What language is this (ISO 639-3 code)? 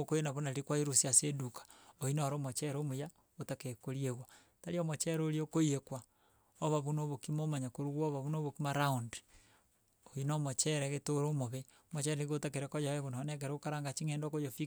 guz